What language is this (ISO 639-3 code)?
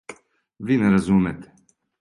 srp